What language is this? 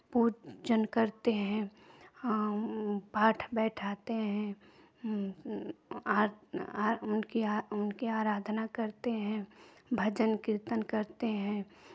Hindi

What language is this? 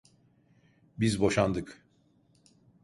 Turkish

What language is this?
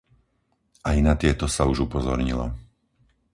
Slovak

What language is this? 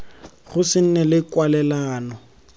Tswana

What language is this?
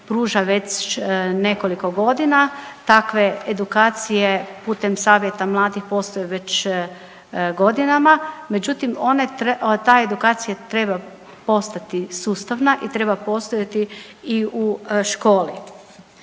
Croatian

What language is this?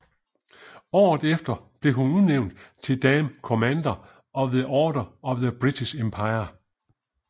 Danish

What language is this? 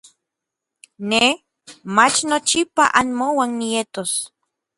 Orizaba Nahuatl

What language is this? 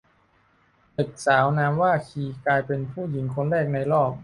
Thai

